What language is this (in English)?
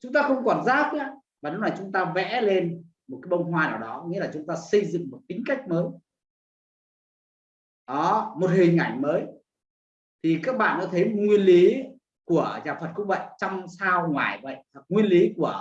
Vietnamese